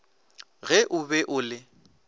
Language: Northern Sotho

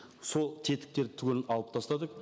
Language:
Kazakh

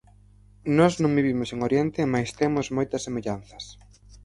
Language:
Galician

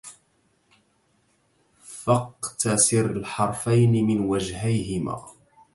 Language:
Arabic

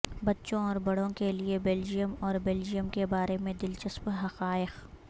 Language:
Urdu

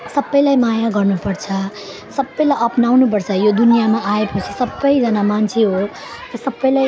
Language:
Nepali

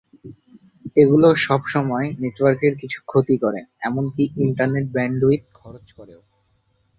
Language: Bangla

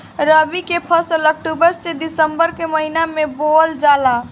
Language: Bhojpuri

